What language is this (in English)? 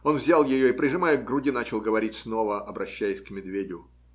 Russian